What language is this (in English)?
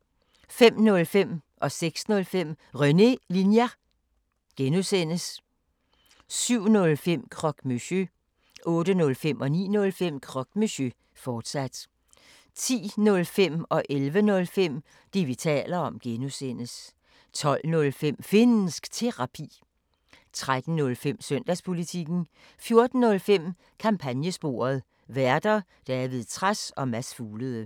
Danish